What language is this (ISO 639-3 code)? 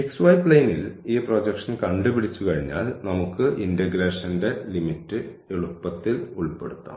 mal